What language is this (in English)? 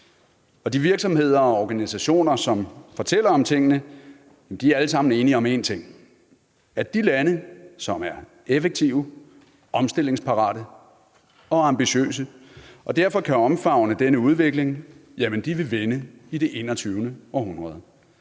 Danish